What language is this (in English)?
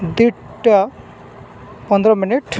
Odia